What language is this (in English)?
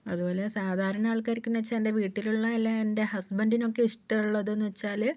Malayalam